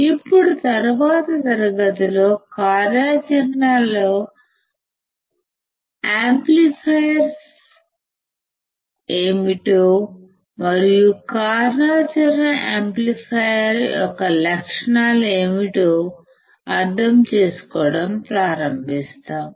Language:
Telugu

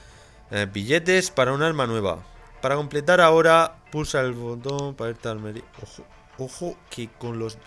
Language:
Spanish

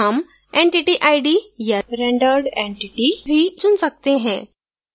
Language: Hindi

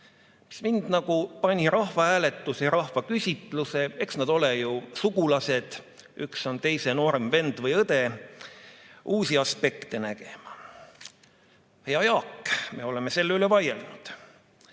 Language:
Estonian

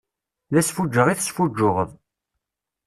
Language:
Kabyle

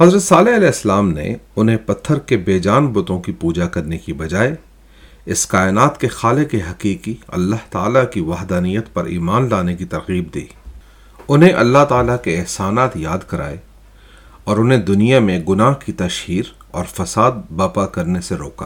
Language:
Urdu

